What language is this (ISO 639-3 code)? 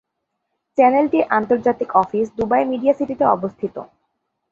ben